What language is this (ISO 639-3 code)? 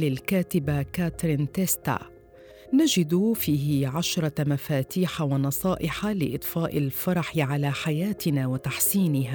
ara